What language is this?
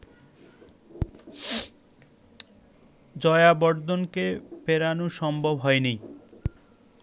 Bangla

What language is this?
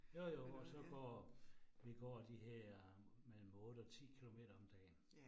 Danish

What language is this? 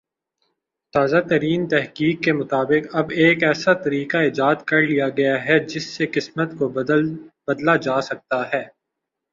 Urdu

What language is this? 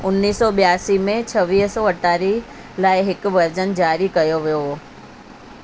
Sindhi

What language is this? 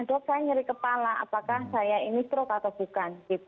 Indonesian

